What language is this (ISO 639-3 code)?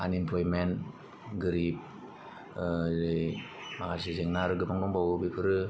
brx